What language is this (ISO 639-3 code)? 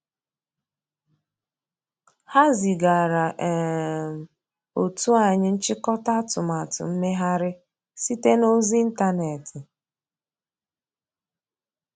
ibo